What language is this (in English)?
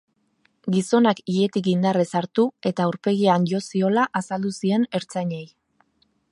Basque